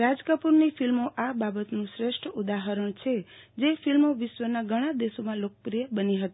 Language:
Gujarati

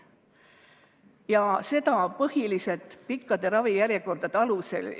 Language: Estonian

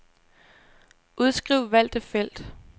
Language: Danish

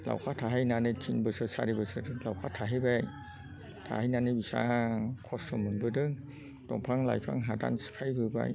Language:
Bodo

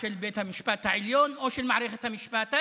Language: Hebrew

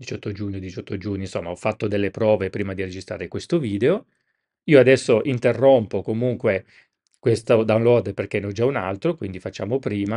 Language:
Italian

